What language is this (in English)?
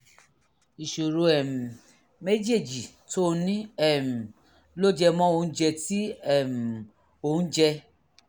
Yoruba